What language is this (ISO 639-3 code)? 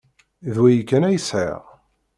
kab